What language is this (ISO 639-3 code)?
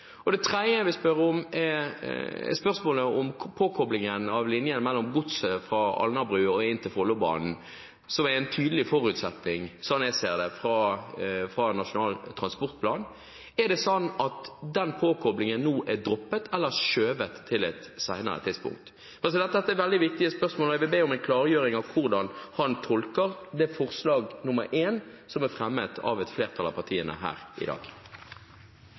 nob